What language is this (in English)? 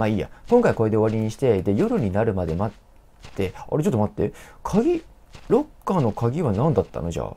Japanese